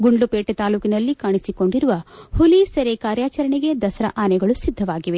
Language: Kannada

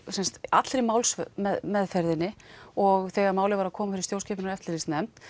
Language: Icelandic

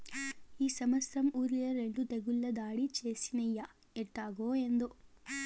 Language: Telugu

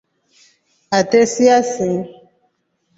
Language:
Rombo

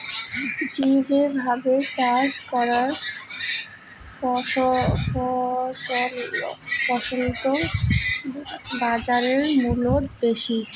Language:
Bangla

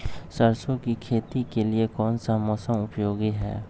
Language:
Magahi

